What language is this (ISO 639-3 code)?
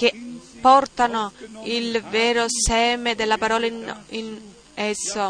ita